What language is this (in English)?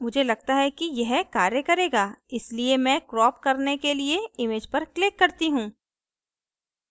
Hindi